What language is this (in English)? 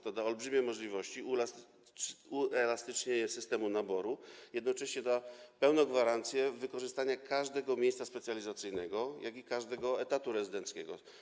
Polish